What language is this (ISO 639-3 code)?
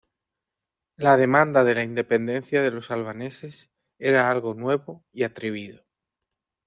spa